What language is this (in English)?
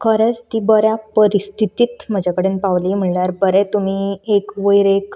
Konkani